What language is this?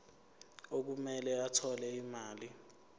Zulu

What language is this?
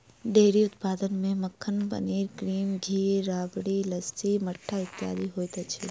Maithili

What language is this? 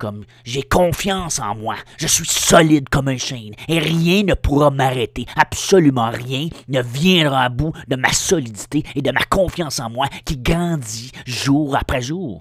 French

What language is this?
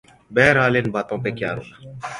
Urdu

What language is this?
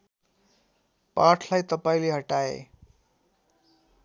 Nepali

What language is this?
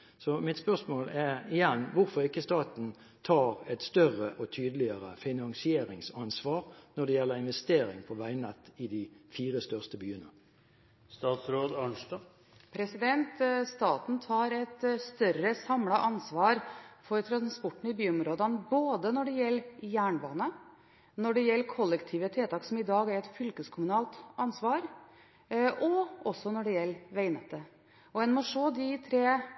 Norwegian Bokmål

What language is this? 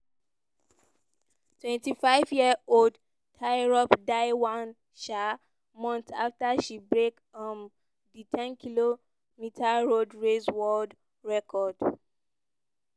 Nigerian Pidgin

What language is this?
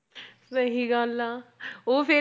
Punjabi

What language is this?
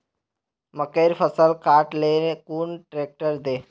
Magahi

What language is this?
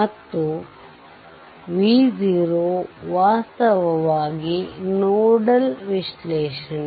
Kannada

